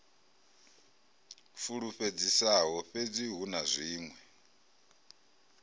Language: Venda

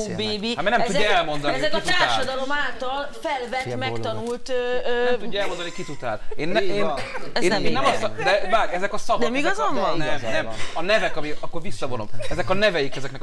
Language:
Hungarian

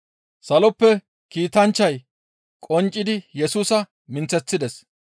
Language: Gamo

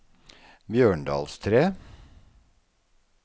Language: Norwegian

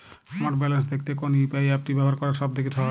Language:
Bangla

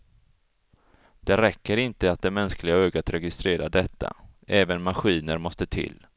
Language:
Swedish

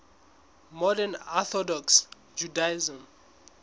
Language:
Southern Sotho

